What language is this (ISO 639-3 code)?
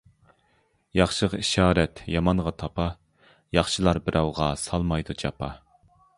uig